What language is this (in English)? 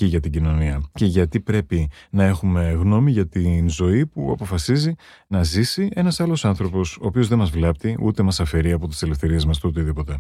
Greek